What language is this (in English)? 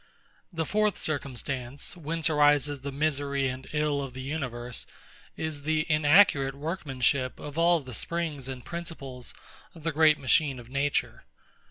English